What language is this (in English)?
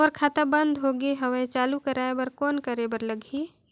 Chhattisgarhi